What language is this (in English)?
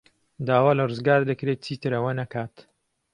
Central Kurdish